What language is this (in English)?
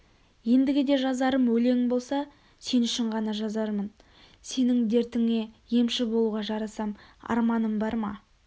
Kazakh